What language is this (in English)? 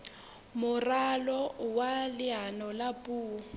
Southern Sotho